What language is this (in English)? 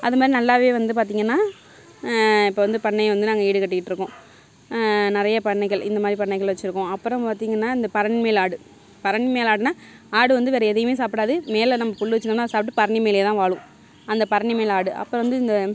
Tamil